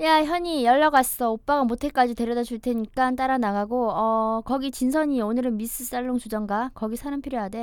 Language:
Korean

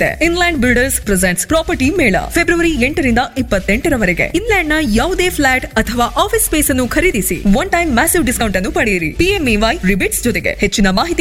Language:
Kannada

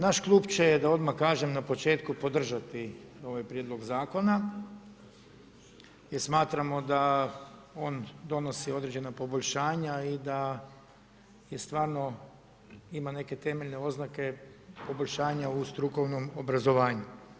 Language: Croatian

